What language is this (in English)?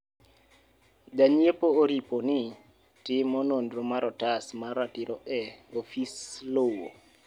Luo (Kenya and Tanzania)